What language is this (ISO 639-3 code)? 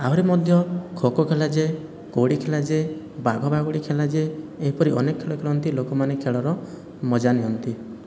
ori